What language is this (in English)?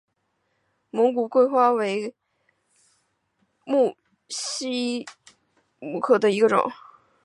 Chinese